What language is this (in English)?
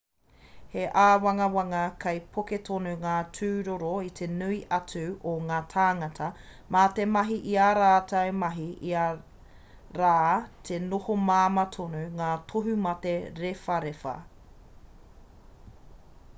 Māori